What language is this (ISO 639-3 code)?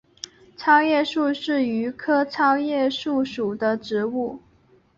zho